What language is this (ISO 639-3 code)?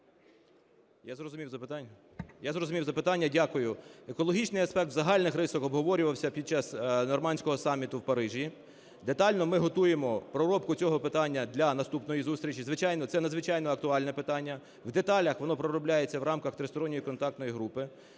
ukr